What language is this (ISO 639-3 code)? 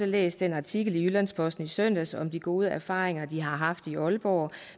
dan